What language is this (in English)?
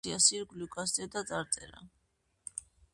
Georgian